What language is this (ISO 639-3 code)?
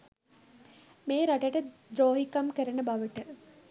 sin